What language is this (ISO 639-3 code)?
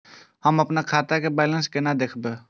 mai